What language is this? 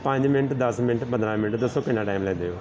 Punjabi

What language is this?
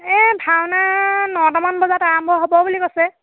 Assamese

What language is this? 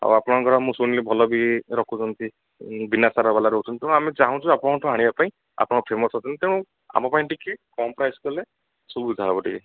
Odia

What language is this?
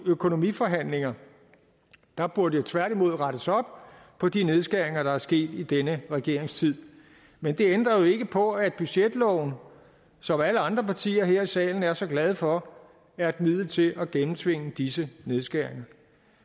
Danish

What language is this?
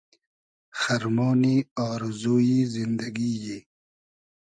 Hazaragi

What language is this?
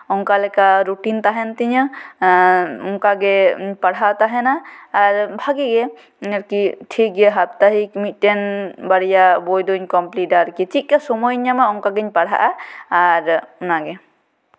Santali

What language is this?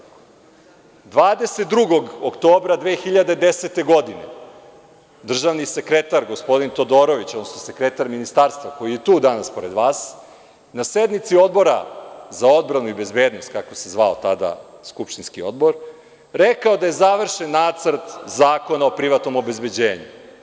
Serbian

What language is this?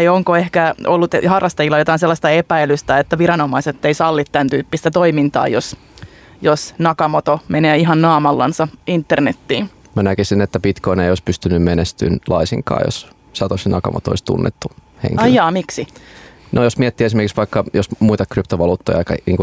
Finnish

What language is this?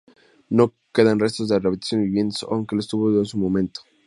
Spanish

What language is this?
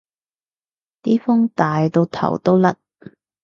Cantonese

